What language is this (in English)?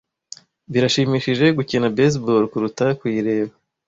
Kinyarwanda